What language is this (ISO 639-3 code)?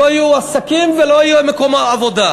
heb